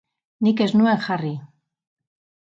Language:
Basque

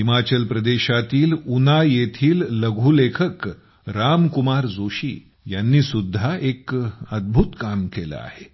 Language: Marathi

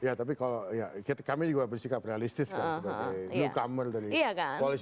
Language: Indonesian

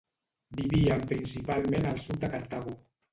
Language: Catalan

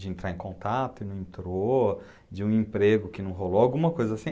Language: Portuguese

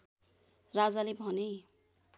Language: Nepali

